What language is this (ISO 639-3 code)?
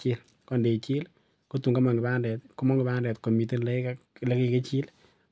kln